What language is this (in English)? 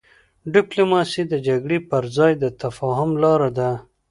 Pashto